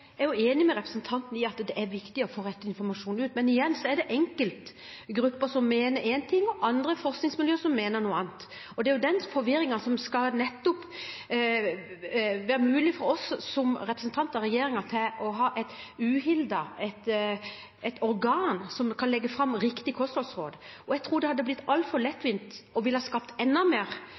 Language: Norwegian Bokmål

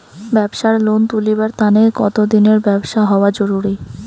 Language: Bangla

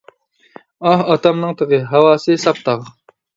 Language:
Uyghur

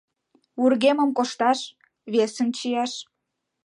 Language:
Mari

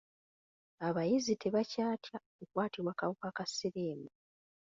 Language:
Ganda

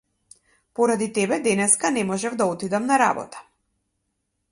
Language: Macedonian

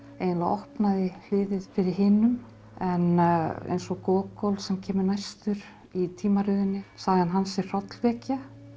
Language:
Icelandic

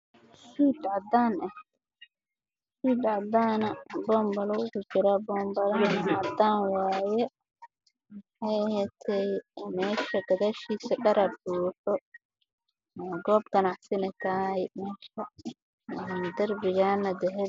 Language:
Somali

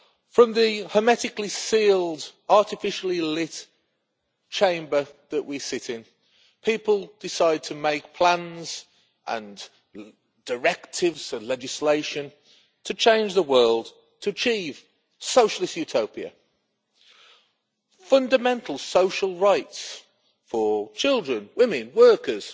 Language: English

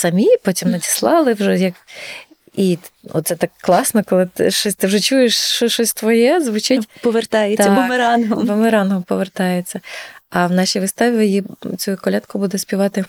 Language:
Ukrainian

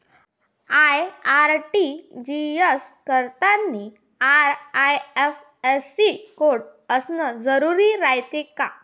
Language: Marathi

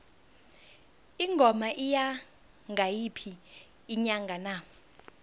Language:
South Ndebele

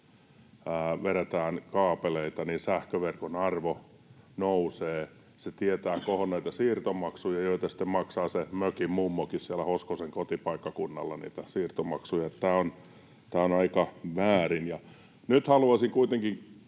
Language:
Finnish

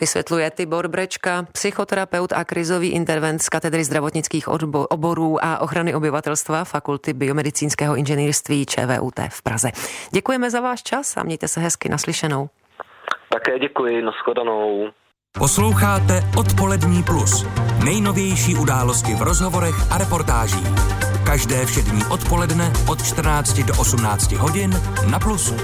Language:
Czech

